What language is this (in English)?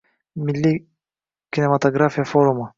Uzbek